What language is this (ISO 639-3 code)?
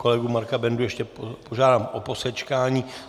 ces